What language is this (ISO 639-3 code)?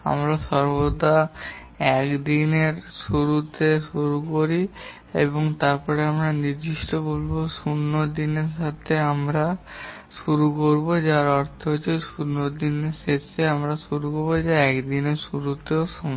ben